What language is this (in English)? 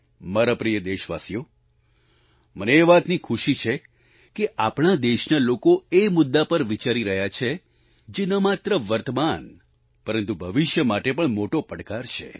Gujarati